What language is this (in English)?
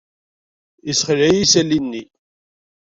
Kabyle